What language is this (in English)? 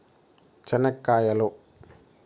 Telugu